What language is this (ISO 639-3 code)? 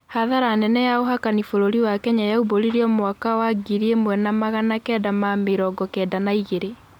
kik